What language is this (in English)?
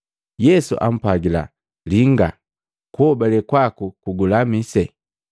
Matengo